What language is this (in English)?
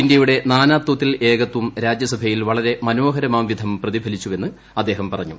Malayalam